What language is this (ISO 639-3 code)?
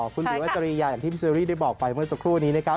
tha